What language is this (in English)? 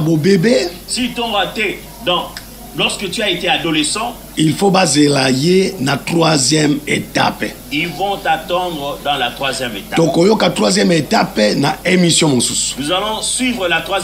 French